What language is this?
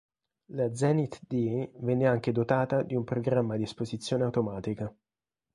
Italian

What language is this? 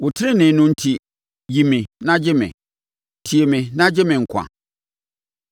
Akan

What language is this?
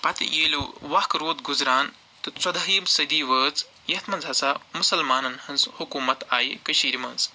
Kashmiri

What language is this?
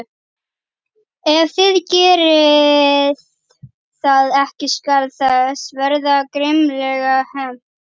Icelandic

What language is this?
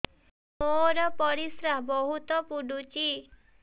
Odia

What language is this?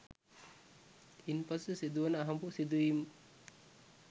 Sinhala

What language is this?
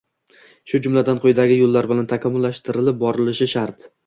Uzbek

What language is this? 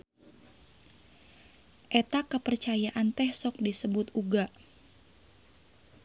Sundanese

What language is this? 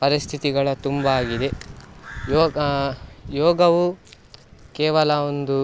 Kannada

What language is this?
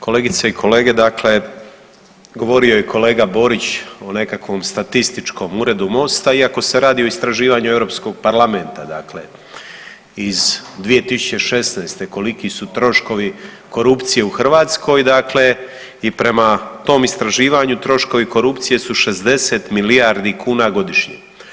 Croatian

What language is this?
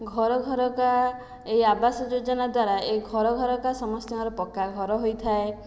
Odia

